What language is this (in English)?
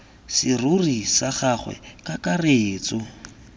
Tswana